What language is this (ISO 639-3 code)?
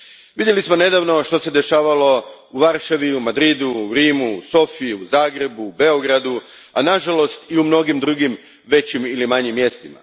hrv